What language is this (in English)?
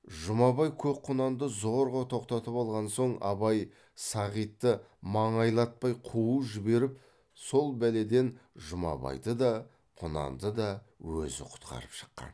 Kazakh